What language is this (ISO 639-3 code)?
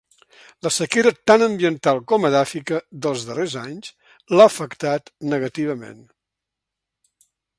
cat